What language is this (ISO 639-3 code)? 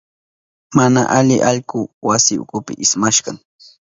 qup